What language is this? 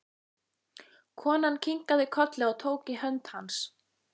Icelandic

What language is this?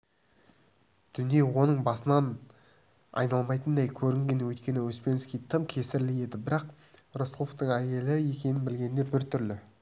Kazakh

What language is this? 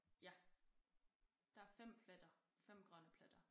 Danish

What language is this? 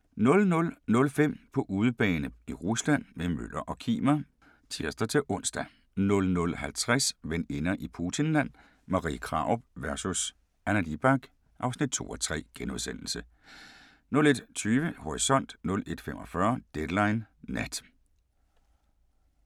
Danish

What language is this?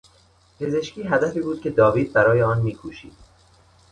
Persian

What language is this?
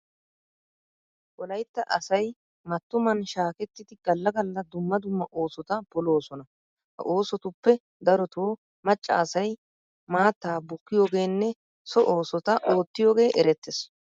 Wolaytta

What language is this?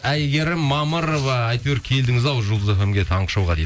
Kazakh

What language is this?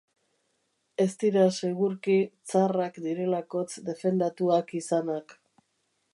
Basque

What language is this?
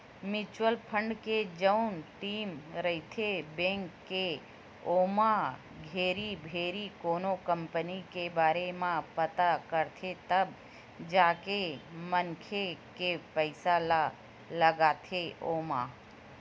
Chhattisgarhi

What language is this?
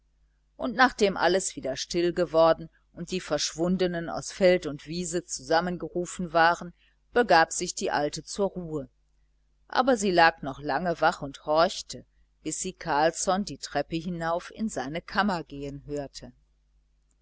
German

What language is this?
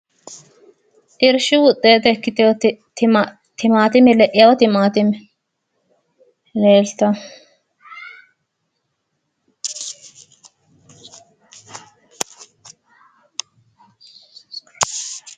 Sidamo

